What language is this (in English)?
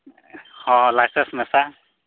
Santali